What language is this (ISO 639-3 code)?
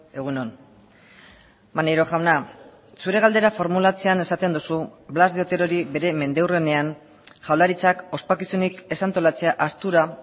eus